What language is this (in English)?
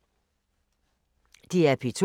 Danish